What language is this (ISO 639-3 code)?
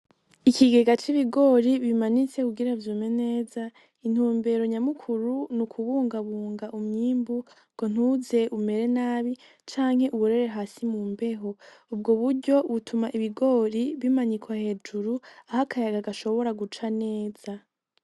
run